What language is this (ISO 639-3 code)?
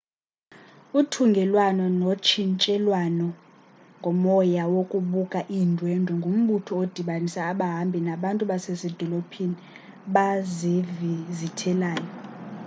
xho